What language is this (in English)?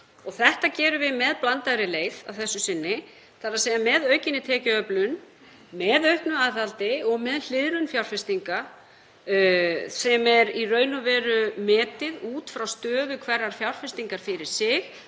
Icelandic